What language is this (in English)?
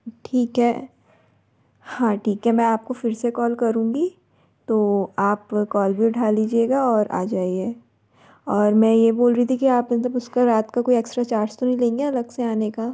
Hindi